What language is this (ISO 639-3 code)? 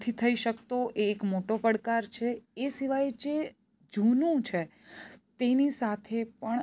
guj